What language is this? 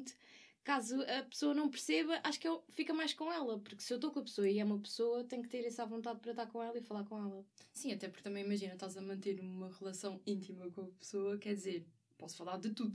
Portuguese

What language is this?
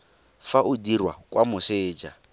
Tswana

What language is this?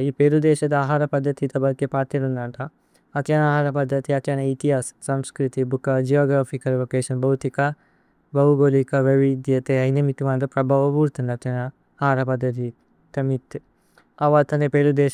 Tulu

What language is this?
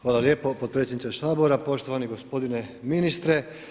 Croatian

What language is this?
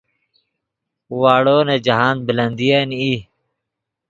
Yidgha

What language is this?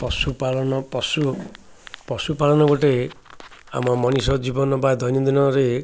Odia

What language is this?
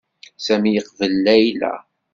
Kabyle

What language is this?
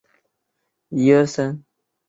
Chinese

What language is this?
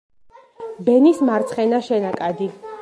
Georgian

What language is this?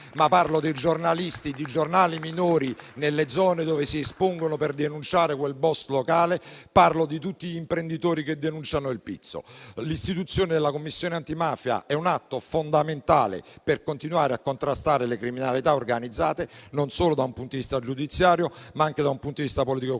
Italian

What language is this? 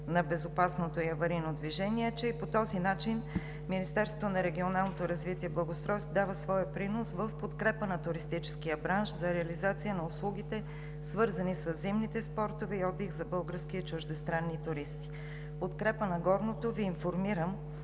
Bulgarian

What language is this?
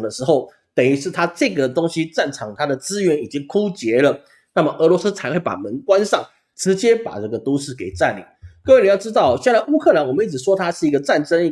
Chinese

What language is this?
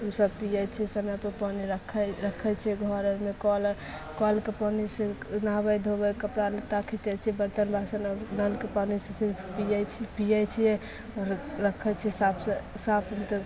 Maithili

